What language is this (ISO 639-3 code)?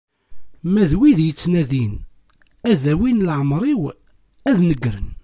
kab